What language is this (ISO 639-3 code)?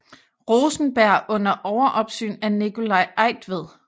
dan